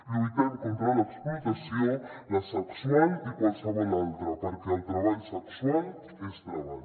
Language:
Catalan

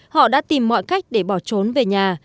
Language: Vietnamese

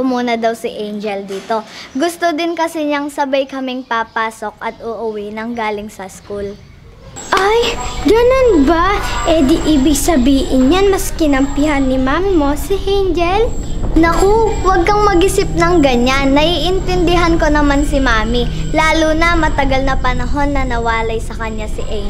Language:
Filipino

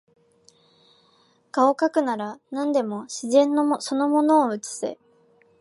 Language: Japanese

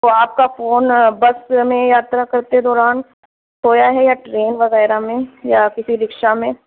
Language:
Urdu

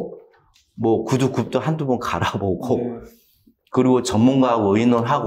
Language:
Korean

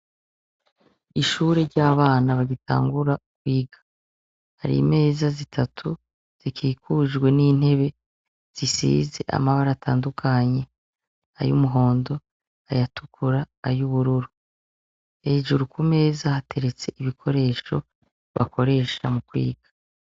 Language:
Rundi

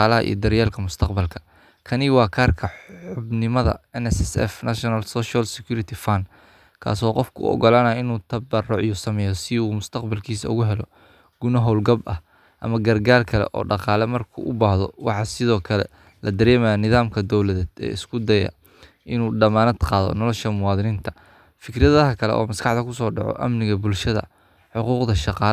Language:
Somali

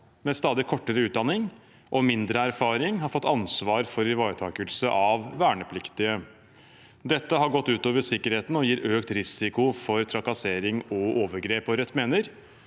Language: Norwegian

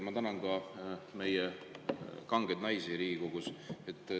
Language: Estonian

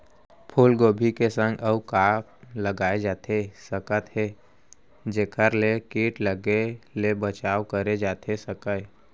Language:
Chhattisgarhi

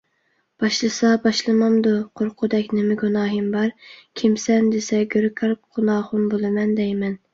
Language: Uyghur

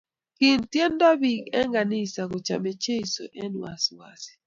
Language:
Kalenjin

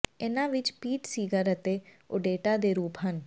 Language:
Punjabi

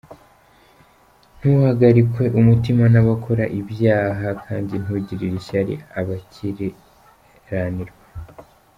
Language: Kinyarwanda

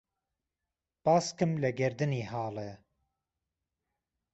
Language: Central Kurdish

